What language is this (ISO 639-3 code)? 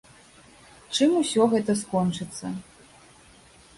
bel